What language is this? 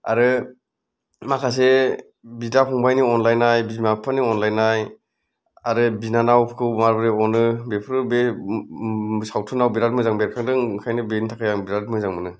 Bodo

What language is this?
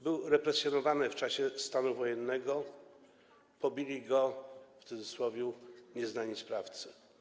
Polish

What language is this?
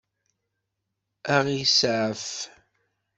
Kabyle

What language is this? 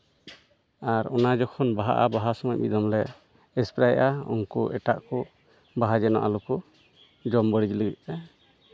Santali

